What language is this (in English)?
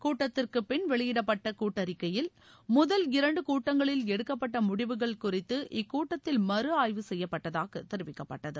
Tamil